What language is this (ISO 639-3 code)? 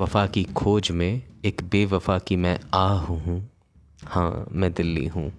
hin